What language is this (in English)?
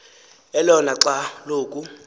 Xhosa